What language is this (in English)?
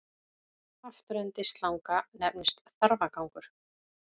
Icelandic